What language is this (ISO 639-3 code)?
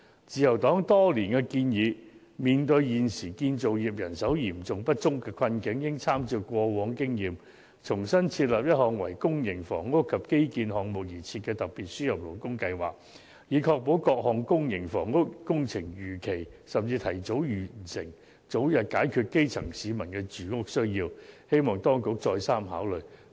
yue